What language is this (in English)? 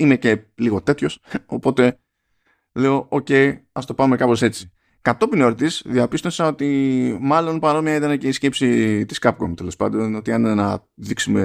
Greek